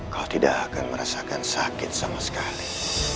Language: Indonesian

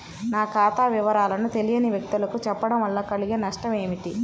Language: Telugu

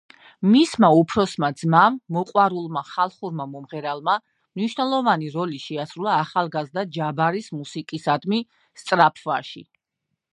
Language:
Georgian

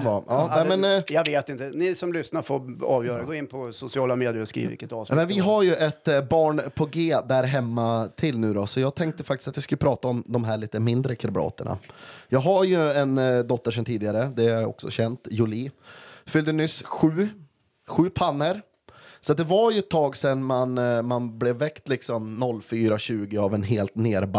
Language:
Swedish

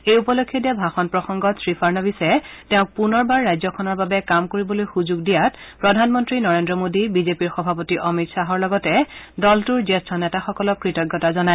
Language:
Assamese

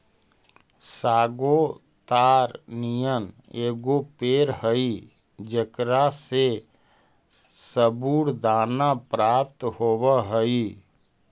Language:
Magahi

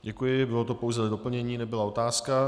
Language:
Czech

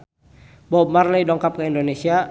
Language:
Sundanese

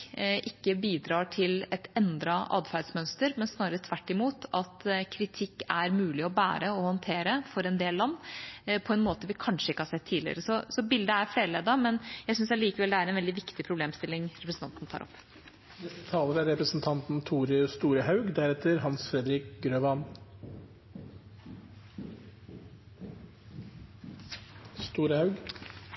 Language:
Norwegian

